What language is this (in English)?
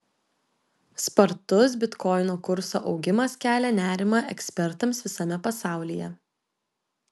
Lithuanian